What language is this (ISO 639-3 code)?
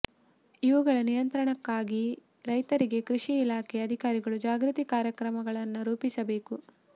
kan